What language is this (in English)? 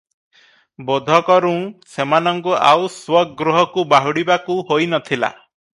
Odia